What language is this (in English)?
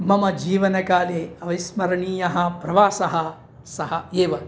Sanskrit